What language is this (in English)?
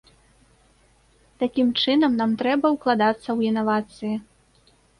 Belarusian